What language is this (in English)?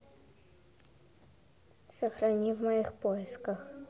Russian